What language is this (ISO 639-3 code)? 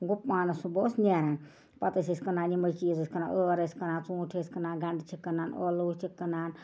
kas